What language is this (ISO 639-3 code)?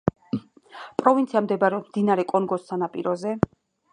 kat